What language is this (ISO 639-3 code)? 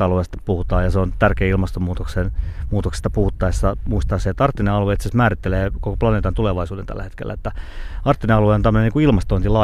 fin